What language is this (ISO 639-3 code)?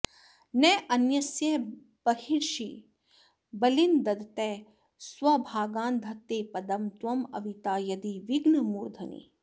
san